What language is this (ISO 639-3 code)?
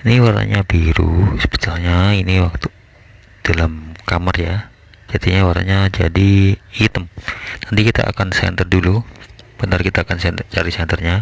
ind